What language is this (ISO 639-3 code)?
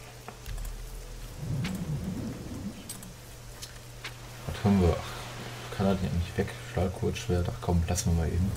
deu